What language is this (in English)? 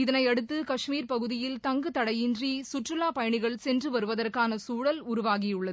Tamil